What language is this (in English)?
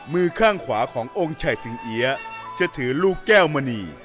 Thai